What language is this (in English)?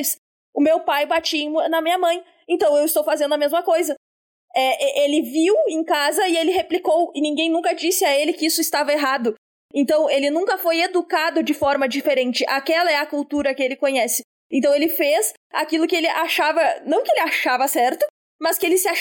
Portuguese